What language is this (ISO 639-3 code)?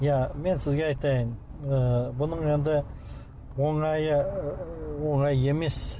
kaz